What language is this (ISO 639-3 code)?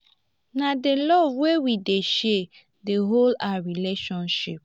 pcm